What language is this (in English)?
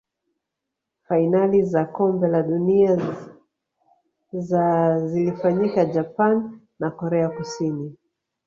Swahili